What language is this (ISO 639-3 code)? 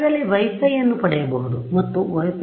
kan